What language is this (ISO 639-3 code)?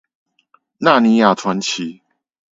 zho